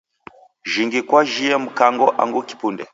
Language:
Taita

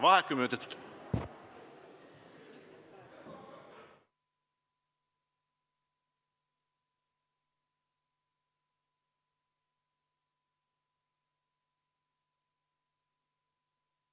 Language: Estonian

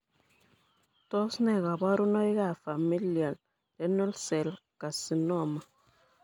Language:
Kalenjin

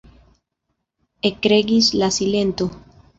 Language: Esperanto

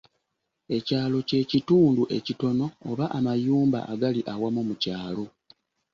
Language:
Ganda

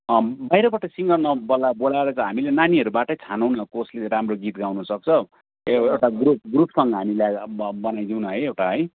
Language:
Nepali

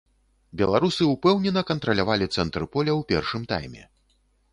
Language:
Belarusian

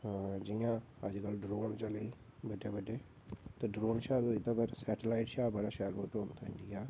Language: Dogri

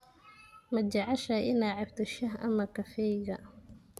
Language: Somali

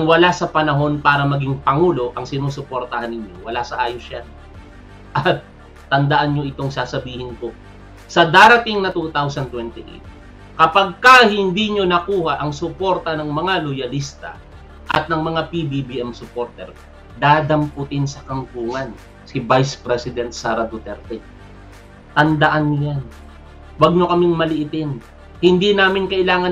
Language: Filipino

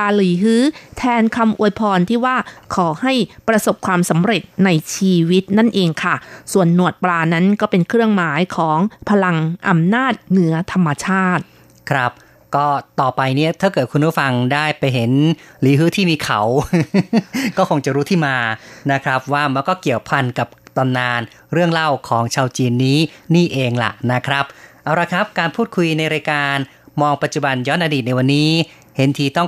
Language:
Thai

